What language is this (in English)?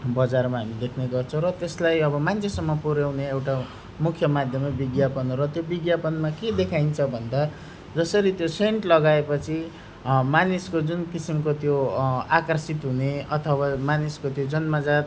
Nepali